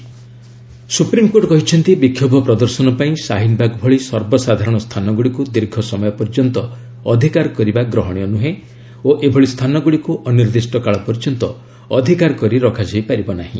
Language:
Odia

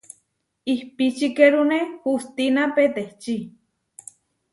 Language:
Huarijio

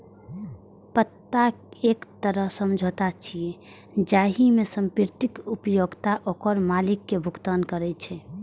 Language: Maithili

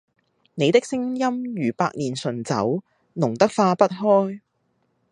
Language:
Cantonese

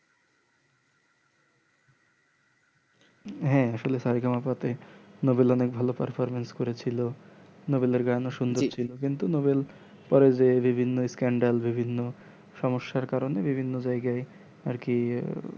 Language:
Bangla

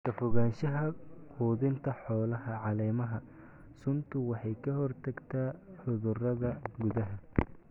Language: Somali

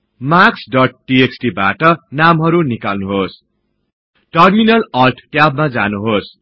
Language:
Nepali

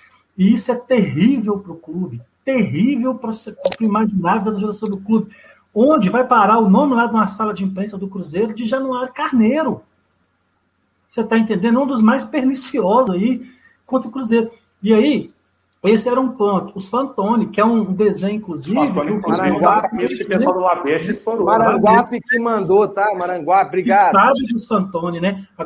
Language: Portuguese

